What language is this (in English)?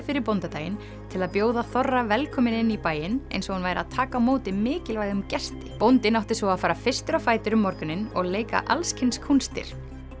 Icelandic